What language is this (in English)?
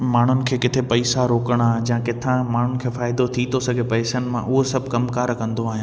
Sindhi